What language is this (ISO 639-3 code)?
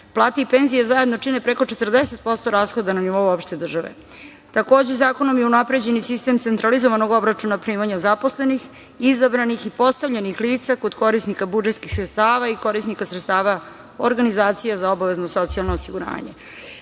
srp